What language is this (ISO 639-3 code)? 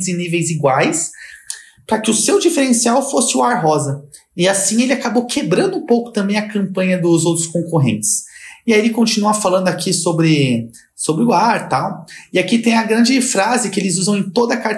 por